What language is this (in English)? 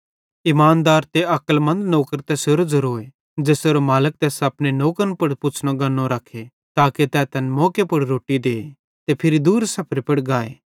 Bhadrawahi